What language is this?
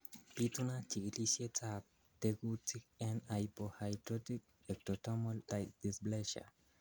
Kalenjin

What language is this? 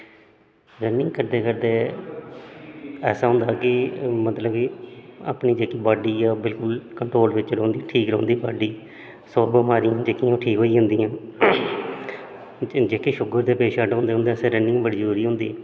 Dogri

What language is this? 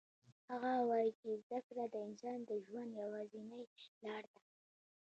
Pashto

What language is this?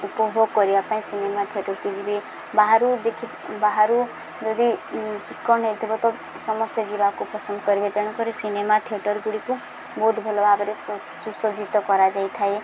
Odia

